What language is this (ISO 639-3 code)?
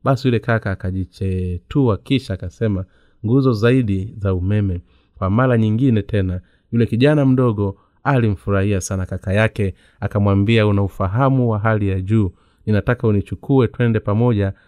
swa